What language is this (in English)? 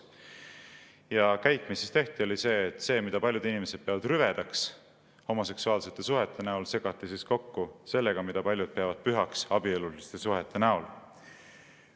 Estonian